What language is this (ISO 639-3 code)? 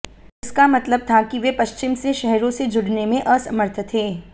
hin